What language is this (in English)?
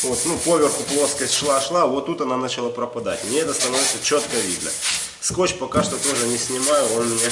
Russian